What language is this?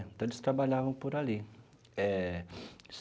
Portuguese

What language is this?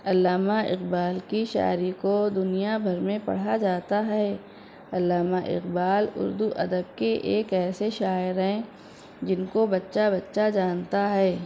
Urdu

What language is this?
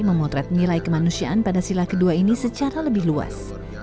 Indonesian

